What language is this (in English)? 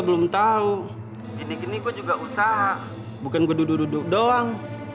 Indonesian